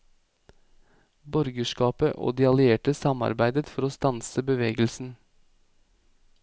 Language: Norwegian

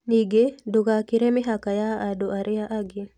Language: Kikuyu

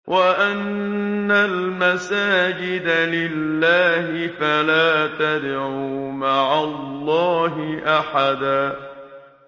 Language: Arabic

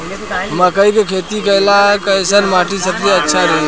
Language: Bhojpuri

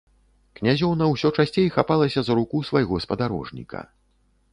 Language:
Belarusian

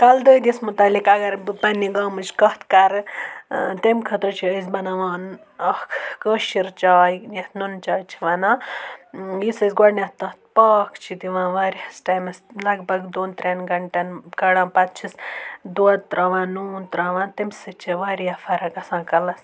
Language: Kashmiri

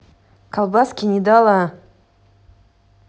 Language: Russian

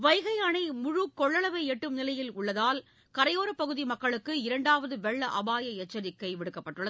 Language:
Tamil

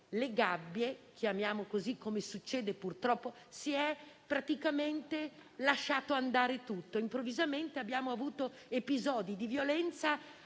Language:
Italian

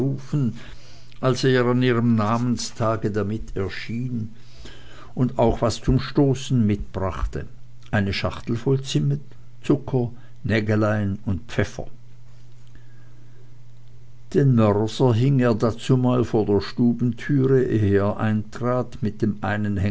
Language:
German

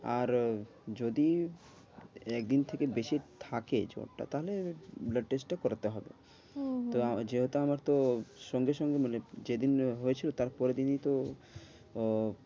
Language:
Bangla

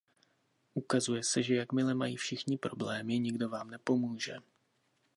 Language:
Czech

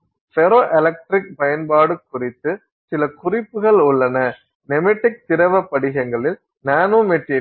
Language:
Tamil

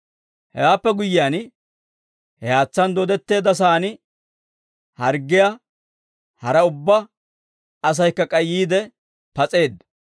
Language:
Dawro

